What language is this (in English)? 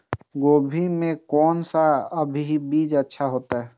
Maithili